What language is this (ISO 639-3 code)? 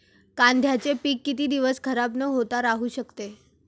mar